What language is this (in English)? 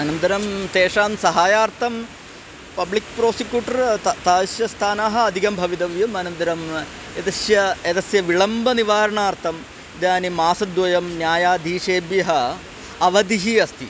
Sanskrit